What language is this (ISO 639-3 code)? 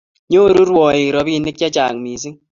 kln